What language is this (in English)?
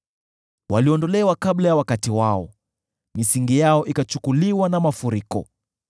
Swahili